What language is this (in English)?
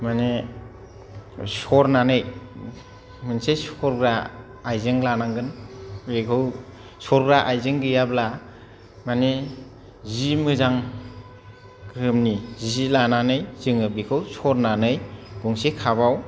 Bodo